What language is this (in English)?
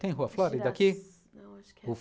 Portuguese